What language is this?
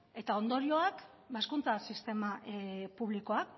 Basque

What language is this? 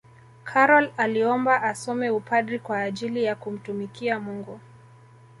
Swahili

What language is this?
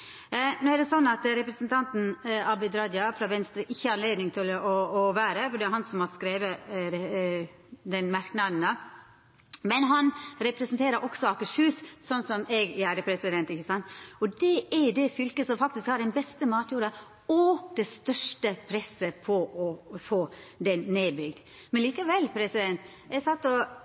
Norwegian Nynorsk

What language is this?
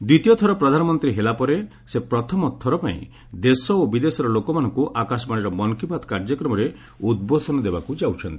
Odia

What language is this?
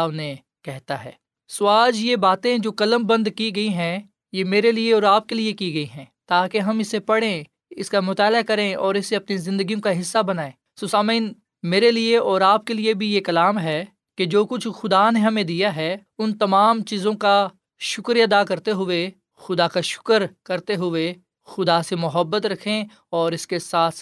Urdu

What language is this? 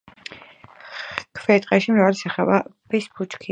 Georgian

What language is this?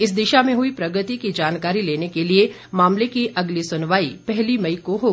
Hindi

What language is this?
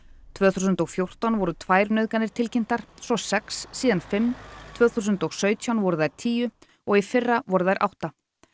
Icelandic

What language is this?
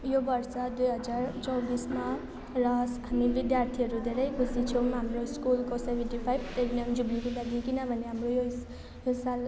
Nepali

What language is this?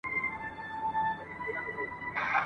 Pashto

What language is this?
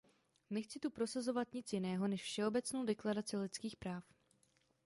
Czech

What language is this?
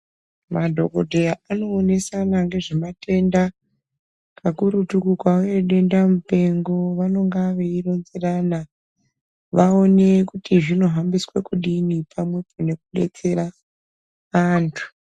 Ndau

